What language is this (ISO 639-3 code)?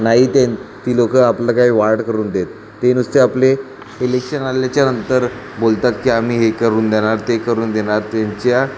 mar